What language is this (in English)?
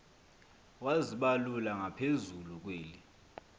Xhosa